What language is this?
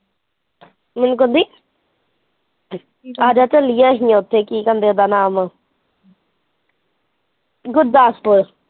Punjabi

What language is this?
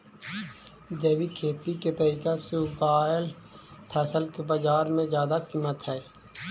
Magahi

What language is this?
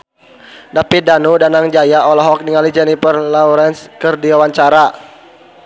Sundanese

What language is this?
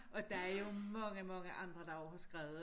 Danish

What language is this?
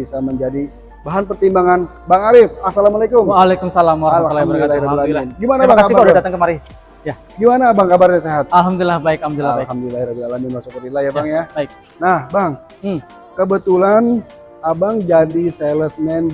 Indonesian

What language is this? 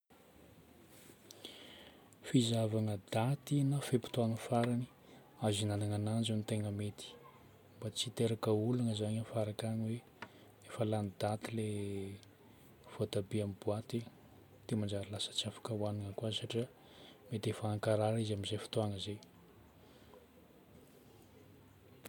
Northern Betsimisaraka Malagasy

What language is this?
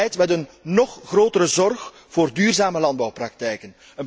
Dutch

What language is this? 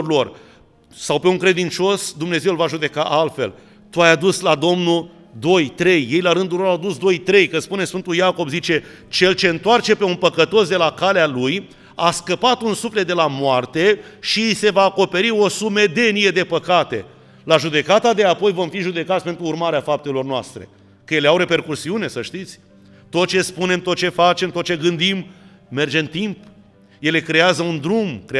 Romanian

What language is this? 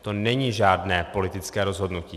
Czech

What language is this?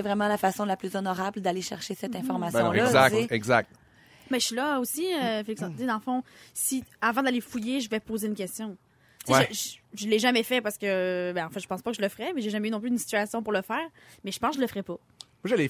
French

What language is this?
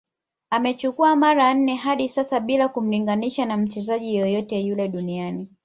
Swahili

